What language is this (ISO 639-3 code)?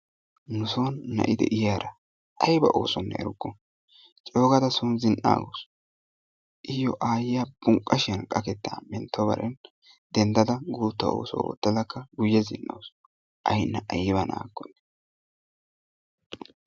wal